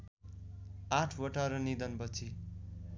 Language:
Nepali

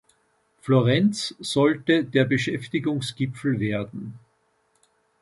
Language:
German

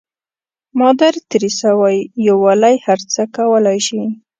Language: Pashto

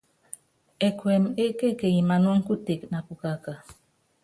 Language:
Yangben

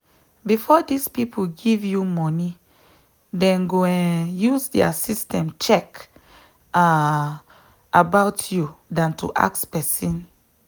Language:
Nigerian Pidgin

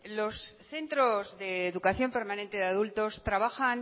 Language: Spanish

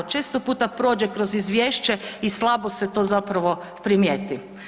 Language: Croatian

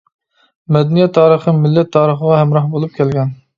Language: Uyghur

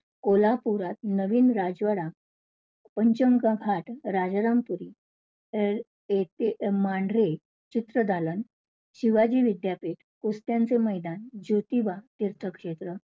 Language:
Marathi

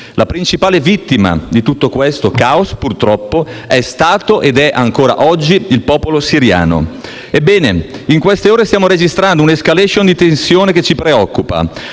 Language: Italian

